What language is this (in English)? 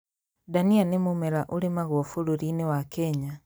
Kikuyu